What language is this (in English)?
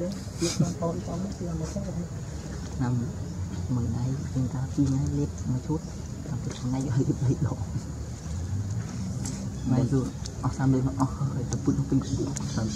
Thai